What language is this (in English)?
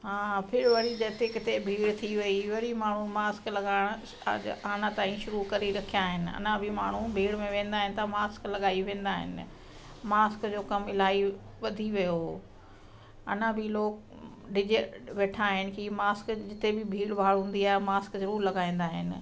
Sindhi